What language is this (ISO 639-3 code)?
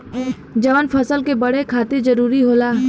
bho